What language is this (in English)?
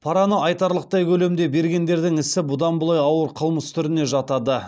Kazakh